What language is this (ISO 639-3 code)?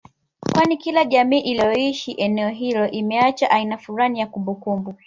swa